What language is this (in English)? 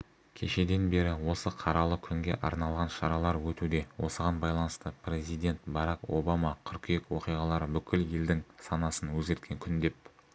Kazakh